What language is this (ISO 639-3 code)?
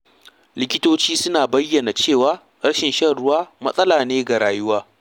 hau